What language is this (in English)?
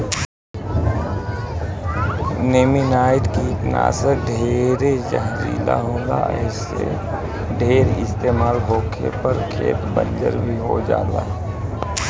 Bhojpuri